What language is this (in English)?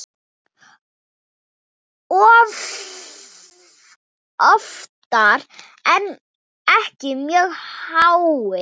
Icelandic